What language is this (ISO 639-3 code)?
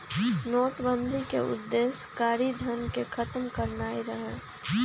mag